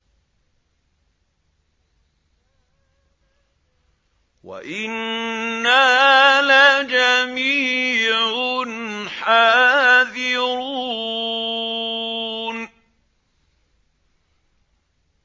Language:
Arabic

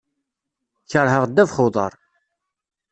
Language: Kabyle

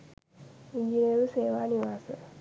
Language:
Sinhala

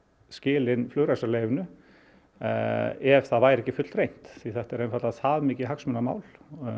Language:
Icelandic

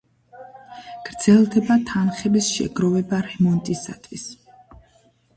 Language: Georgian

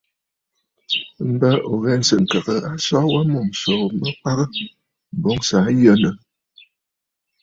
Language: Bafut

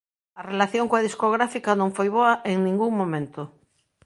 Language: Galician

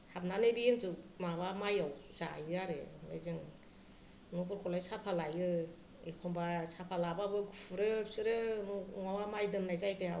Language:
Bodo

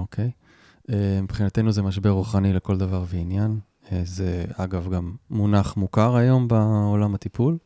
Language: Hebrew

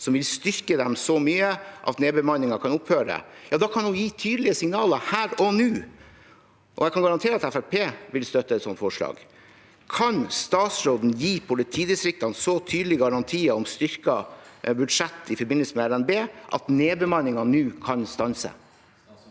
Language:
Norwegian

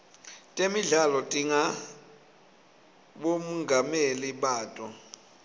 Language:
Swati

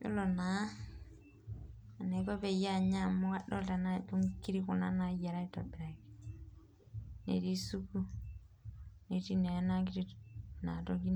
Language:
Masai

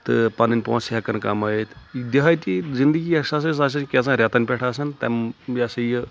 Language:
Kashmiri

